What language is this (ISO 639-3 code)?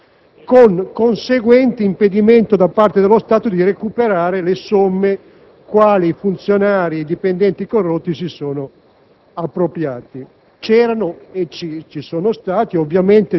ita